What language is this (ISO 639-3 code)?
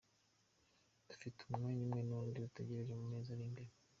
kin